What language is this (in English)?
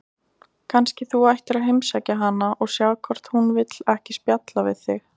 Icelandic